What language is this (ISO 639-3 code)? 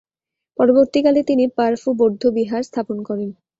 ben